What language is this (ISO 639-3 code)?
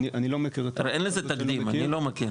heb